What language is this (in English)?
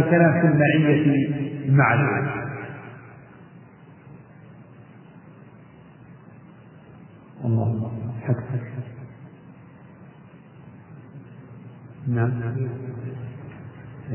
Arabic